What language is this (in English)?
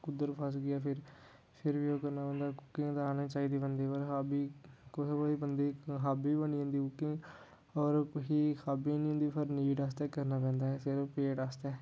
Dogri